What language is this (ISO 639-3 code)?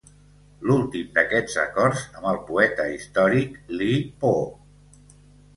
cat